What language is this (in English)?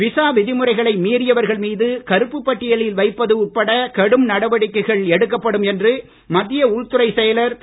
Tamil